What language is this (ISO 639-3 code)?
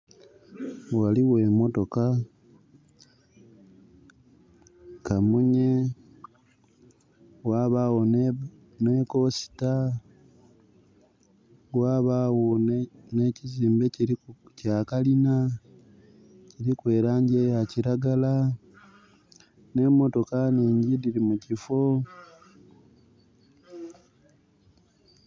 xog